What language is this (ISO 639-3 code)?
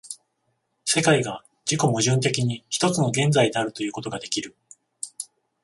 jpn